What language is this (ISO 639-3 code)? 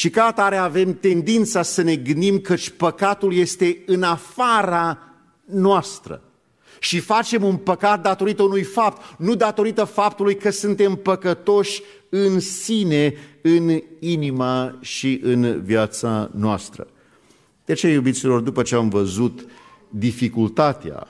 ron